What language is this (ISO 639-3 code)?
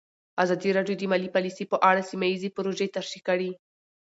pus